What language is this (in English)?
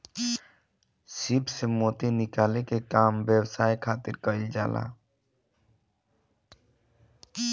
Bhojpuri